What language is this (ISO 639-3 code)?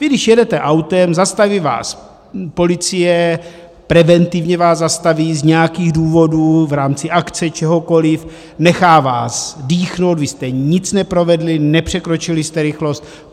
ces